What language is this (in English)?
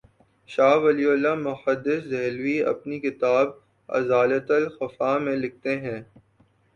Urdu